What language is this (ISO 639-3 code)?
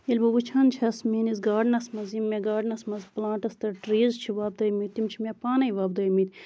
kas